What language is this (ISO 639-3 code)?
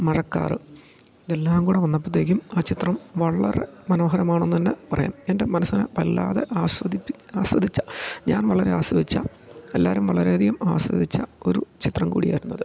mal